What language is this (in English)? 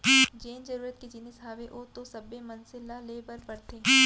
Chhattisgarhi